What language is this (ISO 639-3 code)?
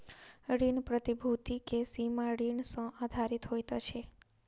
mai